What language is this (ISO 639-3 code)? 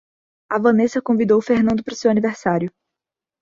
por